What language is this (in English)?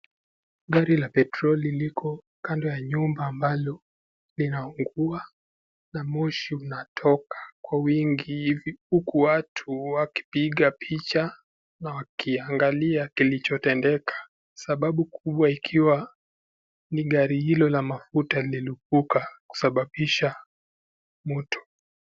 Swahili